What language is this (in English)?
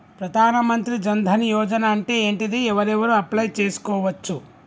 Telugu